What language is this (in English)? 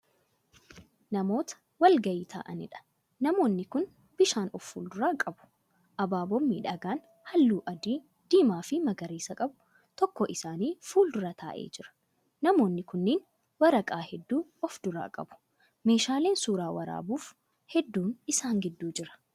Oromo